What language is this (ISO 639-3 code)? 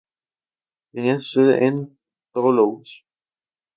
spa